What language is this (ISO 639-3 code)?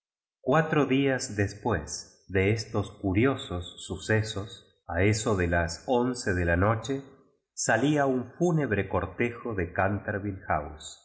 spa